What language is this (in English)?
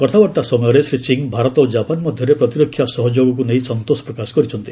Odia